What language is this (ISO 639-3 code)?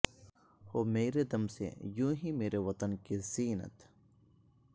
urd